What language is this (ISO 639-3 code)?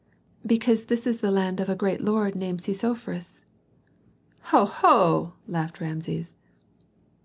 eng